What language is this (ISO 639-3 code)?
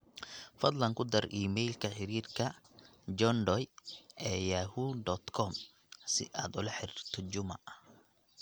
som